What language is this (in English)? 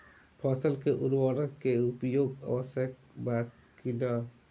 Bhojpuri